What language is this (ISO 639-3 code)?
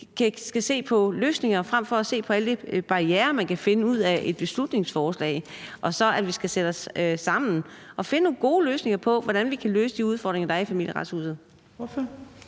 dan